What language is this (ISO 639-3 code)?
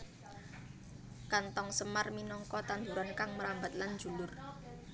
jav